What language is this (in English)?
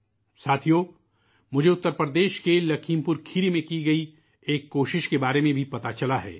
Urdu